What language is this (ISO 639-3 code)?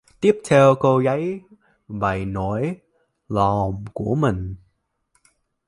vie